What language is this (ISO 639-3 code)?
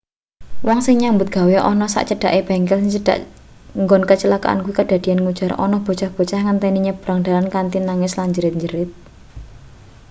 jav